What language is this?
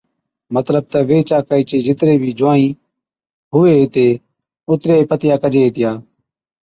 Od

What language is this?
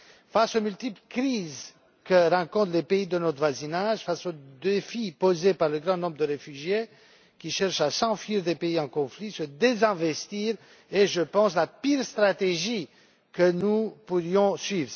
French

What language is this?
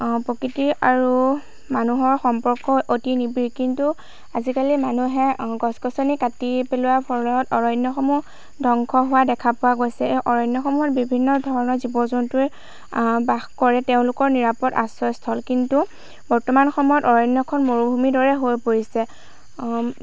Assamese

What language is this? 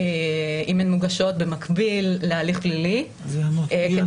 Hebrew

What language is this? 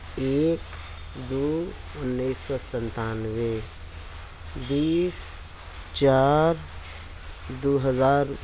Urdu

